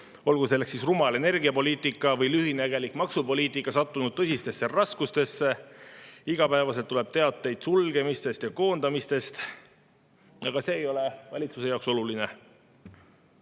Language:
Estonian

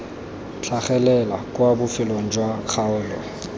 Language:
Tswana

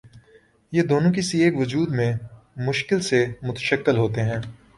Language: Urdu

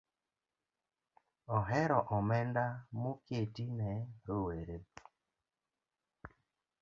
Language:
Luo (Kenya and Tanzania)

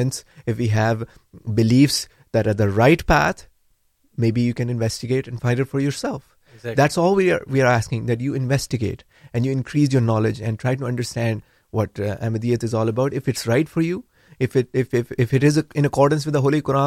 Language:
Urdu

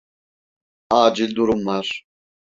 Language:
Turkish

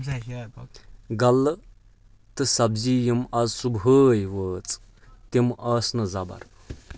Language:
Kashmiri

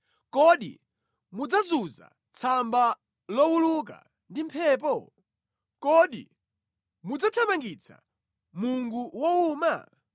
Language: Nyanja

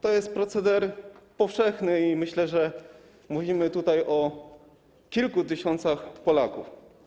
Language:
Polish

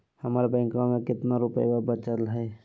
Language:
Magahi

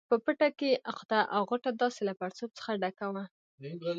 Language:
Pashto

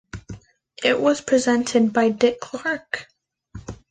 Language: English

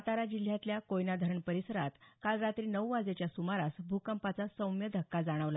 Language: Marathi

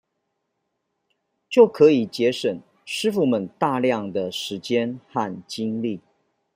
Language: Chinese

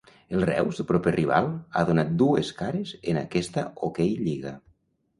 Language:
Catalan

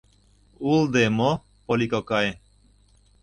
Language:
Mari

